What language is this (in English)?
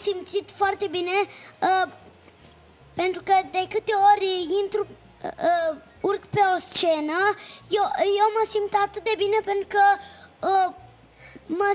Romanian